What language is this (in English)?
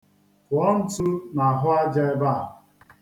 Igbo